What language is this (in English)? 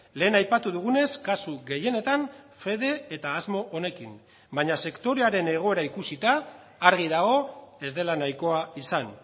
Basque